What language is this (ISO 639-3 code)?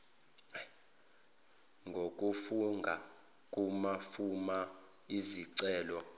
zul